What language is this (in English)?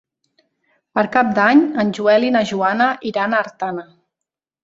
Catalan